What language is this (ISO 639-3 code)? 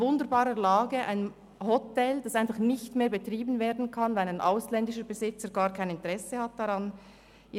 gsw